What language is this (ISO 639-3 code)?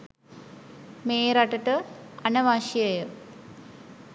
sin